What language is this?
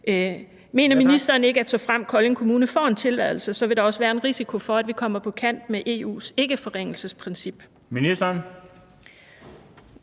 Danish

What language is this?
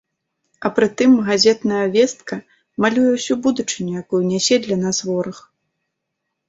Belarusian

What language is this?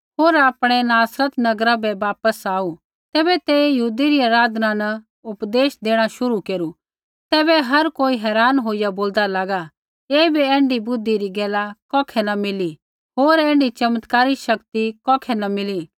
Kullu Pahari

